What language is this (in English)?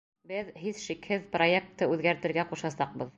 Bashkir